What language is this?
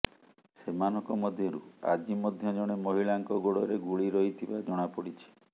Odia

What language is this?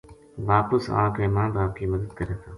Gujari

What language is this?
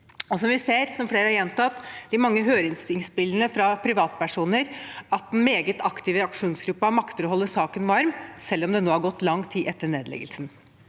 Norwegian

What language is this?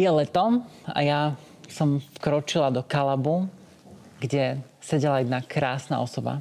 Slovak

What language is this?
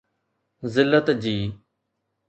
Sindhi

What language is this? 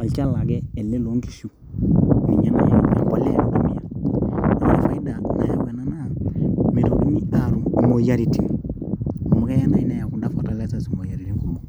Masai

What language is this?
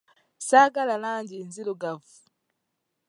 Ganda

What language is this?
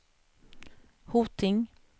Swedish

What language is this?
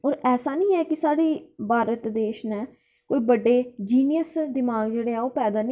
Dogri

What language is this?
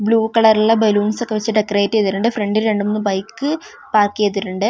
Malayalam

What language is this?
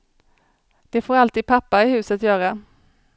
Swedish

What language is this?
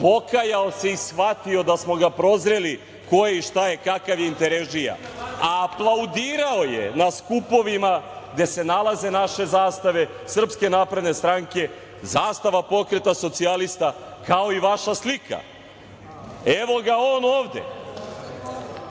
Serbian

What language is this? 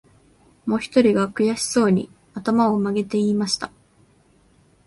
Japanese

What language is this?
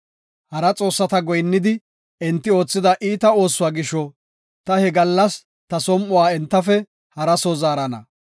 Gofa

